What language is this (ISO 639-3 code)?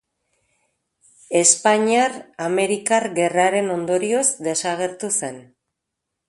eus